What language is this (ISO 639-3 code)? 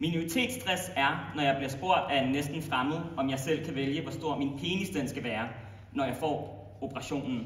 dan